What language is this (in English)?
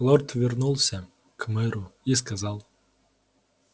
Russian